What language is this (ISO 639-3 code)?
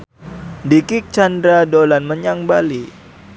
jav